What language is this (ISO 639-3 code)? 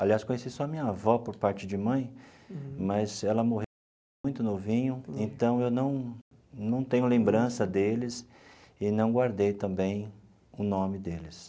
por